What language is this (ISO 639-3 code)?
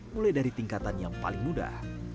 ind